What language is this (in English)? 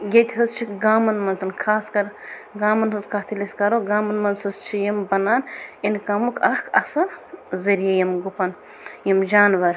Kashmiri